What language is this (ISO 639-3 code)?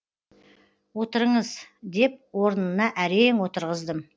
kaz